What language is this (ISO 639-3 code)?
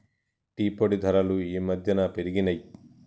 tel